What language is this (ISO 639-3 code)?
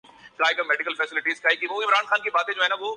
urd